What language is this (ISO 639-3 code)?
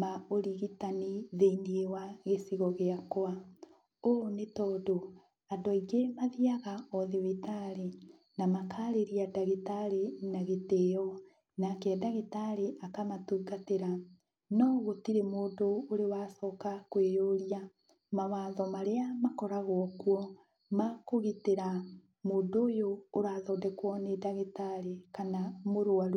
kik